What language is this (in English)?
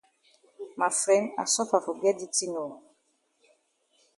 Cameroon Pidgin